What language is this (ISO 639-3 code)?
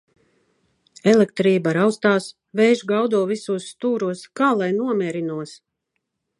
lav